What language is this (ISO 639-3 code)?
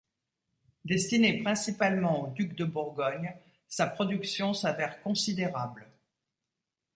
fra